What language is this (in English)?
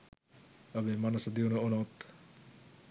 Sinhala